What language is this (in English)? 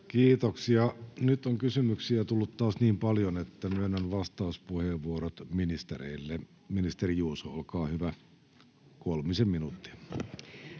Finnish